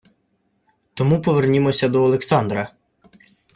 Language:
Ukrainian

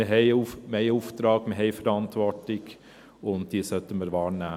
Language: Swiss German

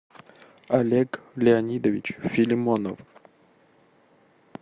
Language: Russian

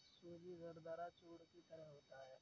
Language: Hindi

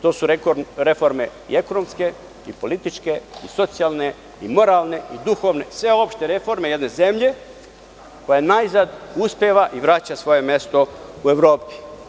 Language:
Serbian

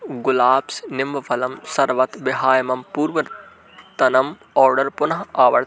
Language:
Sanskrit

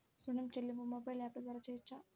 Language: Telugu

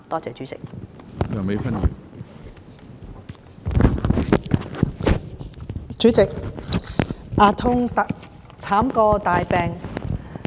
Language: Cantonese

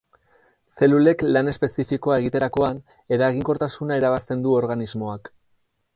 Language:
Basque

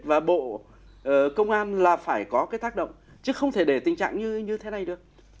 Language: Vietnamese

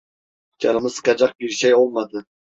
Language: Turkish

